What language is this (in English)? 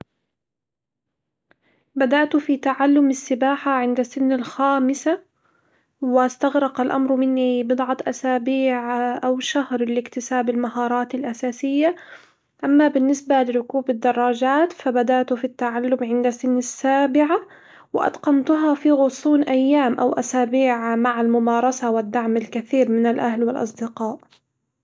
Hijazi Arabic